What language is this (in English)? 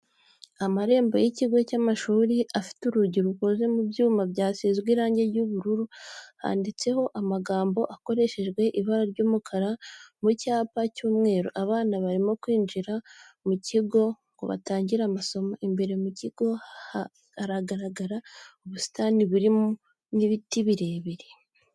Kinyarwanda